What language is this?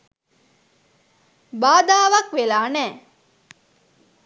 Sinhala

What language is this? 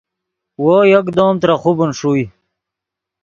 Yidgha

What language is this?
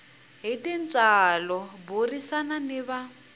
Tsonga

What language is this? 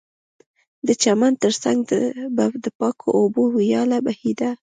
Pashto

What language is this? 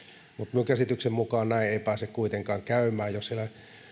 Finnish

